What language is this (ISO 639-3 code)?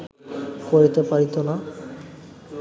ben